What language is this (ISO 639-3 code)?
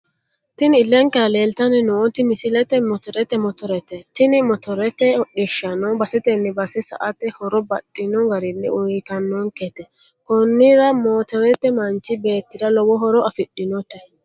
sid